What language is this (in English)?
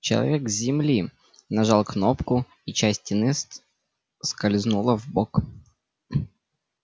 Russian